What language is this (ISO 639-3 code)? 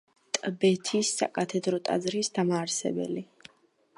kat